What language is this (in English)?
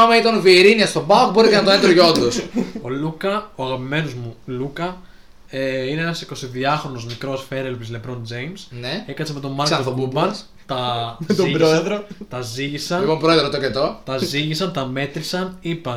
Greek